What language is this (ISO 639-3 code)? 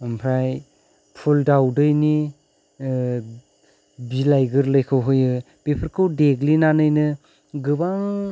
brx